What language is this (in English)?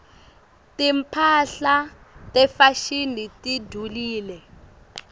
Swati